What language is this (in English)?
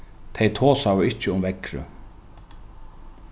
Faroese